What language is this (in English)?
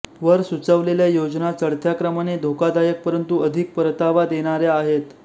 Marathi